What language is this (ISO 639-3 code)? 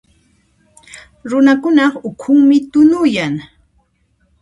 qxp